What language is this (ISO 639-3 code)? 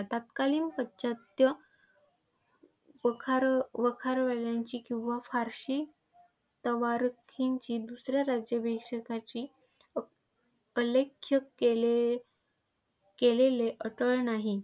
mar